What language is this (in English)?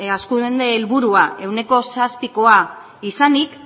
Basque